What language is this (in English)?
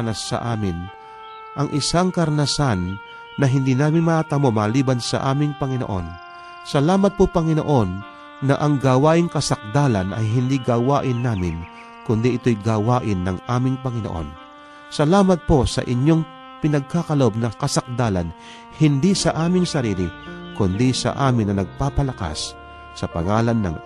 Filipino